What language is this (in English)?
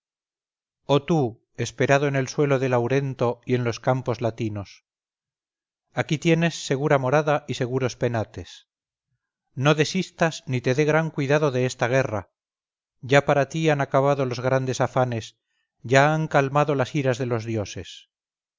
Spanish